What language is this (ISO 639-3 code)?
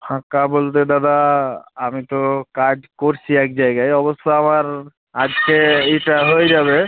ben